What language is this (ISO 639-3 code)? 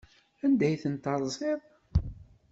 kab